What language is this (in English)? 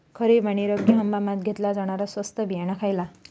Marathi